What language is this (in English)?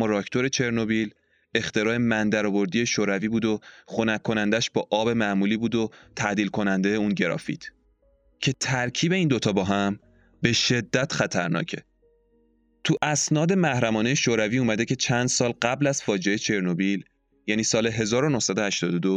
Persian